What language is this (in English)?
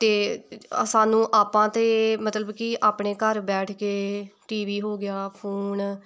Punjabi